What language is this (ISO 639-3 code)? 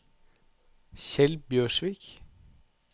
nor